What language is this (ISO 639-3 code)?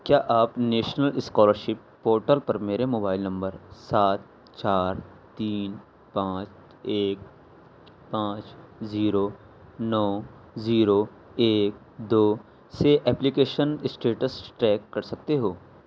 urd